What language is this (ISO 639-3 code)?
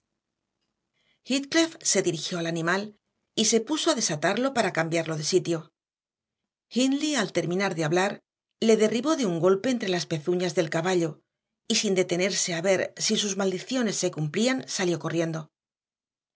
spa